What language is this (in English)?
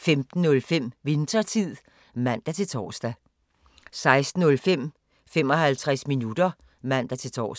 Danish